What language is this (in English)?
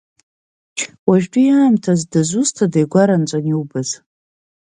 Abkhazian